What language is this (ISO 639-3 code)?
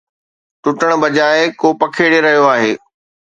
snd